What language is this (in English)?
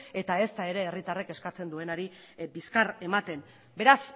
Basque